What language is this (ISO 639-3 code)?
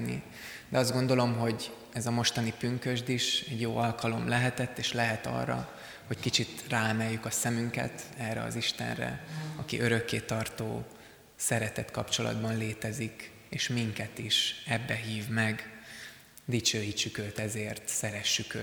hun